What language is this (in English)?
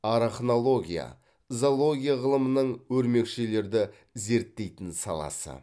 Kazakh